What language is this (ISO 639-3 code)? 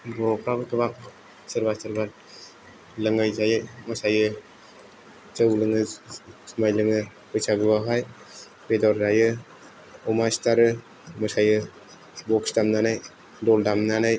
brx